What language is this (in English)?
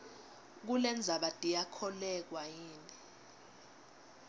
Swati